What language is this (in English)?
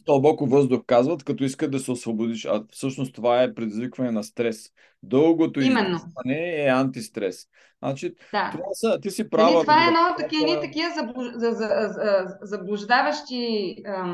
Bulgarian